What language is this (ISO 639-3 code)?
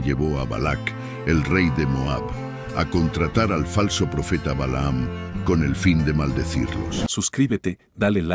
spa